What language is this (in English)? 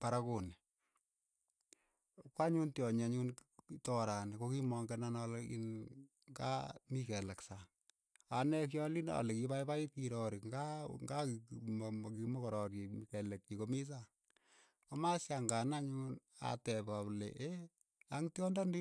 Keiyo